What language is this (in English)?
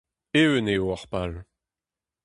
Breton